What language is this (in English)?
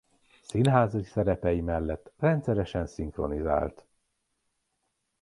Hungarian